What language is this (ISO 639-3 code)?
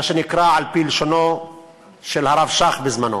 heb